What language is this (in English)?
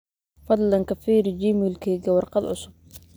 Somali